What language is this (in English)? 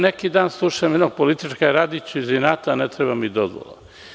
Serbian